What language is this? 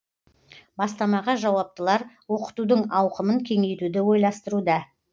Kazakh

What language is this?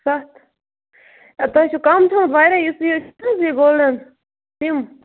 Kashmiri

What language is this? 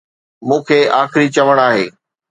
Sindhi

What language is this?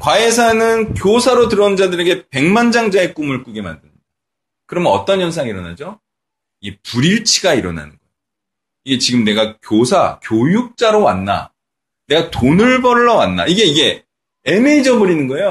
Korean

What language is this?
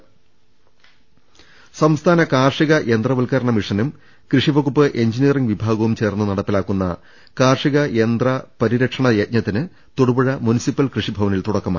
Malayalam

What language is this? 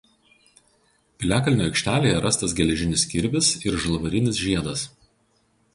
Lithuanian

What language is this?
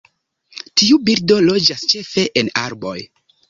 Esperanto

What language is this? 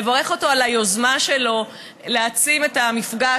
Hebrew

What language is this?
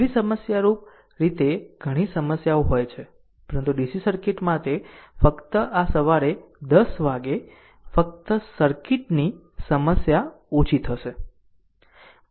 Gujarati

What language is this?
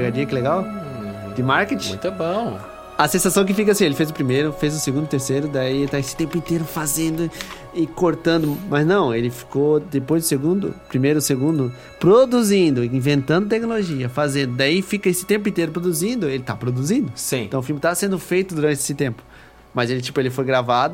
Portuguese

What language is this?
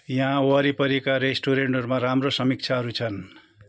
Nepali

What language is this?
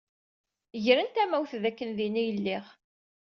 Kabyle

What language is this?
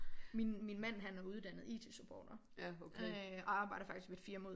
Danish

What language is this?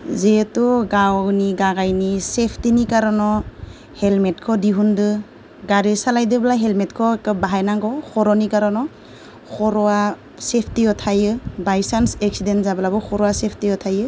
Bodo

